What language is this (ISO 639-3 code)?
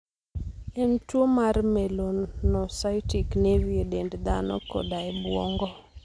luo